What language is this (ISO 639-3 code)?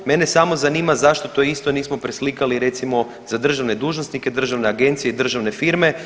hrv